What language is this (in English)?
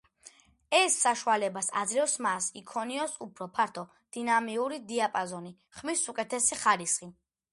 Georgian